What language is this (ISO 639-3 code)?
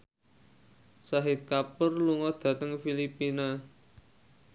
jav